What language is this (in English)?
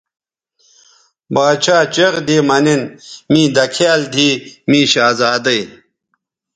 Bateri